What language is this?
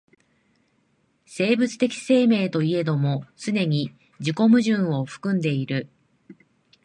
Japanese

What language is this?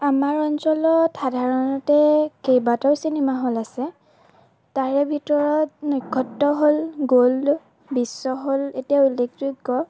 Assamese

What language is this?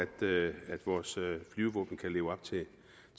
Danish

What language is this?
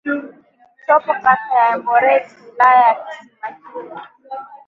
Swahili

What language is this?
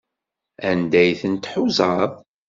Kabyle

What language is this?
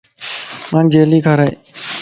Lasi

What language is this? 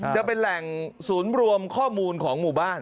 Thai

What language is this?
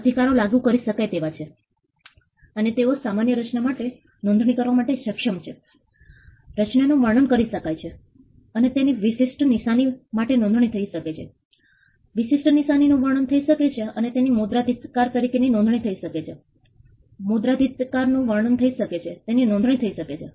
Gujarati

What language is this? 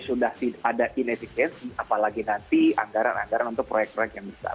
Indonesian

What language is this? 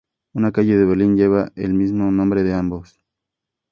Spanish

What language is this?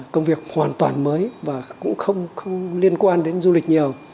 Vietnamese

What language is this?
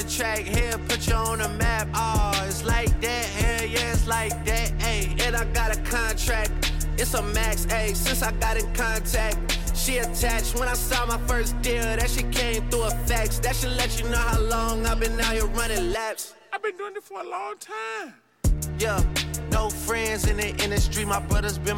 Danish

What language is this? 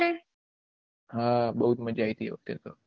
Gujarati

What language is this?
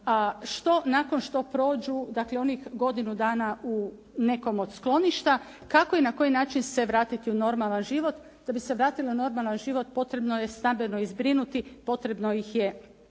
Croatian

